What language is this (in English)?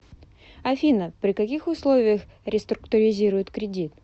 Russian